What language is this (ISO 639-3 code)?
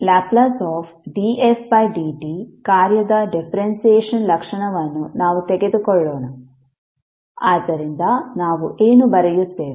kan